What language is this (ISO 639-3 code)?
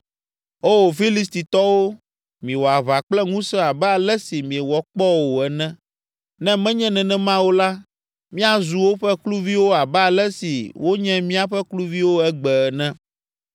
ewe